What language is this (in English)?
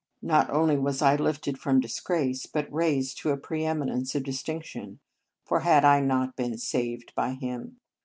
English